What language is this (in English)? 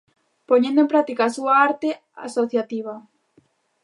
Galician